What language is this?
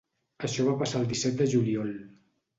Catalan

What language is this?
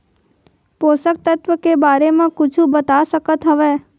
Chhattisgarhi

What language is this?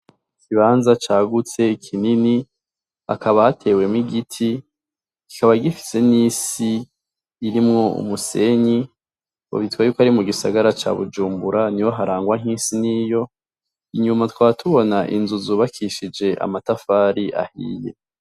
Rundi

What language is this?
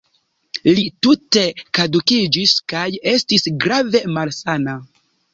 Esperanto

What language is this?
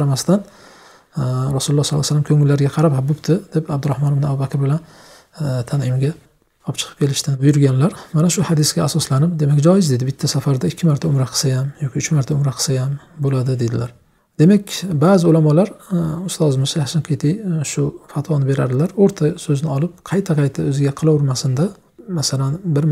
Turkish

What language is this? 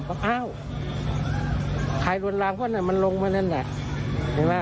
Thai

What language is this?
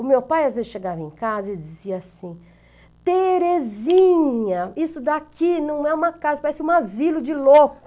Portuguese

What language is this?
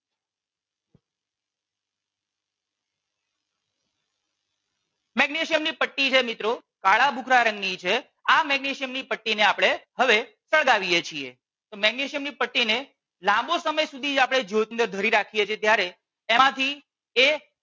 Gujarati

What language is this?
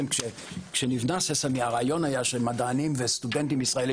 Hebrew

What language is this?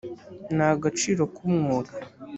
Kinyarwanda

